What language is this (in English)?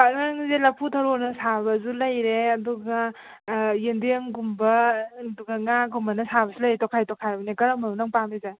Manipuri